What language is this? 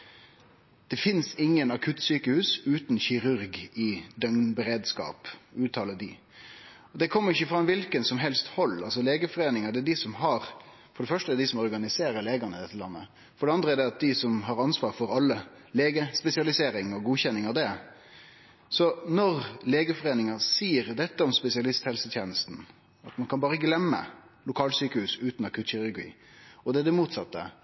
Norwegian Nynorsk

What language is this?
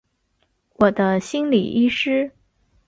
Chinese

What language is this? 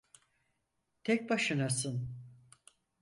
Turkish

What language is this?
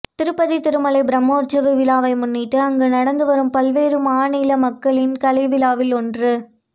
Tamil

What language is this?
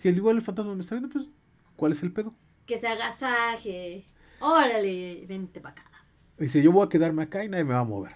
Spanish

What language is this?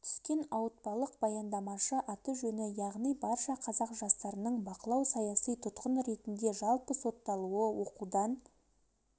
Kazakh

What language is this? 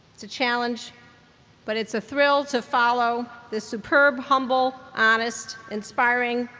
English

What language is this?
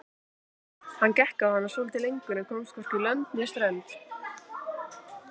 Icelandic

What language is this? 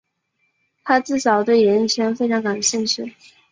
Chinese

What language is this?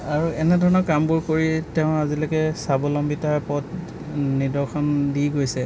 Assamese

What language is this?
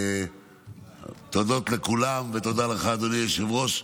Hebrew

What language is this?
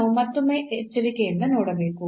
Kannada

